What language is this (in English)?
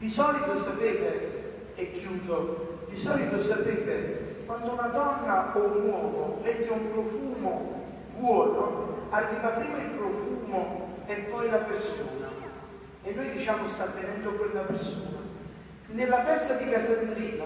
Italian